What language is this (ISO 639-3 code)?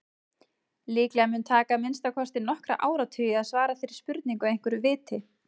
isl